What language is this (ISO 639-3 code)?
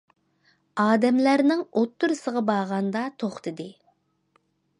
uig